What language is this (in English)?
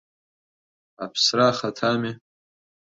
Abkhazian